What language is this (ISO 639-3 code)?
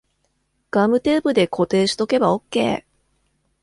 jpn